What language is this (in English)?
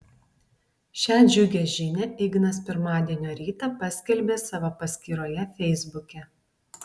Lithuanian